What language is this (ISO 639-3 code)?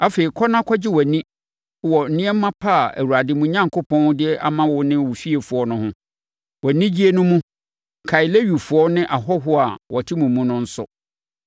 aka